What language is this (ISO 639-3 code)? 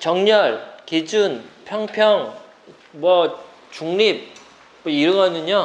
kor